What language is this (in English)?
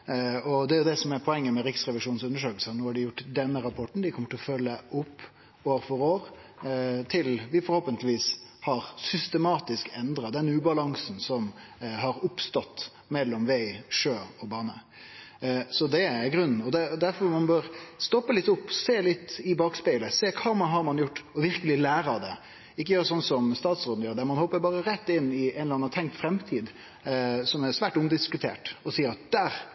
Norwegian Nynorsk